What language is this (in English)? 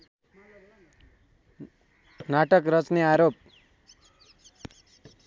Nepali